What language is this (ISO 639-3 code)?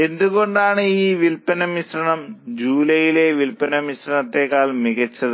mal